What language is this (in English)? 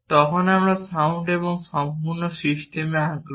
Bangla